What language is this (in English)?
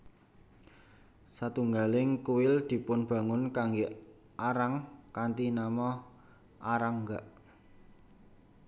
Javanese